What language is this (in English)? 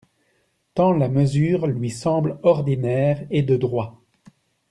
French